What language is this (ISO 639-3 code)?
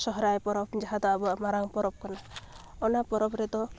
sat